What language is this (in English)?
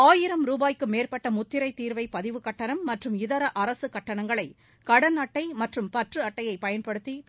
Tamil